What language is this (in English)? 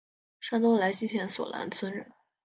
Chinese